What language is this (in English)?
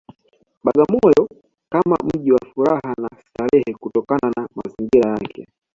Swahili